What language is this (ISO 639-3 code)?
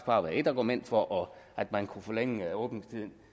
dan